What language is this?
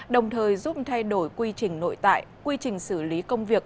Vietnamese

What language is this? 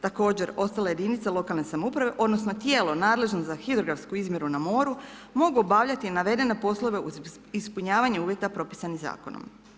Croatian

